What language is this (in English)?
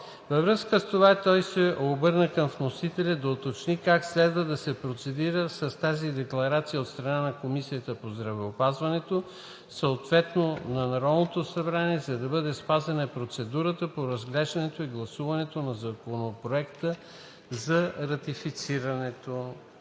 Bulgarian